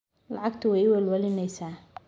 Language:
Somali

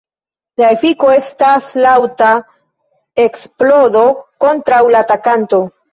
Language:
Esperanto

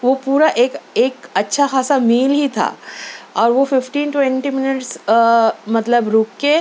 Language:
Urdu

